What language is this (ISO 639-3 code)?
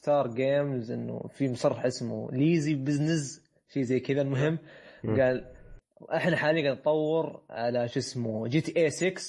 ara